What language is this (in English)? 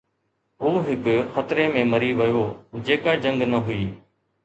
Sindhi